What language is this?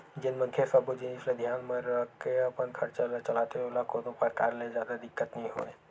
Chhattisgarhi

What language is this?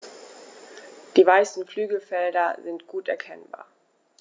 German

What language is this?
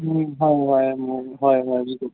Assamese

